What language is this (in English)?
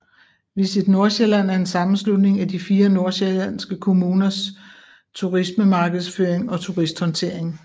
Danish